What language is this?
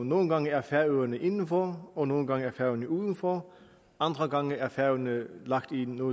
Danish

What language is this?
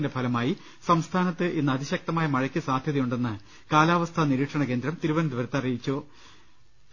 Malayalam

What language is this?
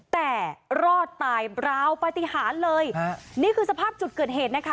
Thai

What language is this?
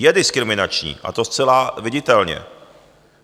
Czech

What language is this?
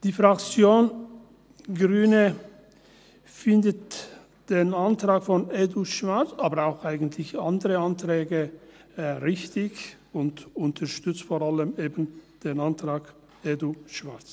Swiss German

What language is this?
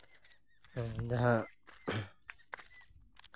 Santali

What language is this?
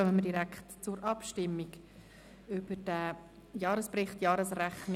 Swiss German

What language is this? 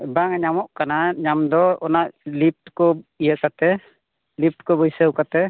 Santali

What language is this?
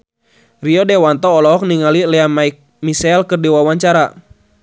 Sundanese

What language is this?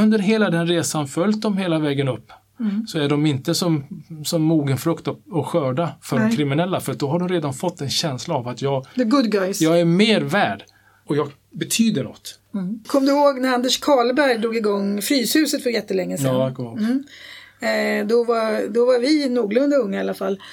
Swedish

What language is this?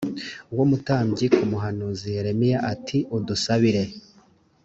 Kinyarwanda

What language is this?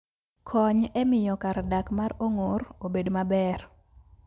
Luo (Kenya and Tanzania)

